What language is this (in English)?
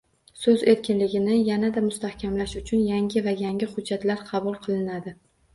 Uzbek